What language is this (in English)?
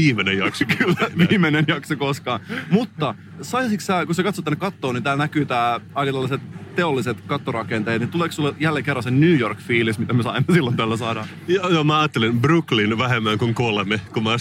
Finnish